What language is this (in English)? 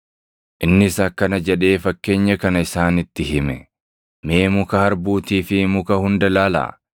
Oromo